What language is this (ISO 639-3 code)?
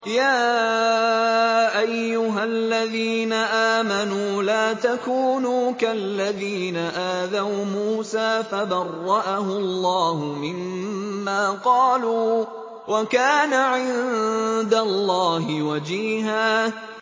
ara